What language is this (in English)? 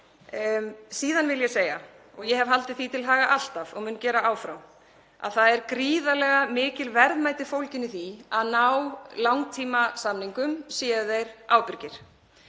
Icelandic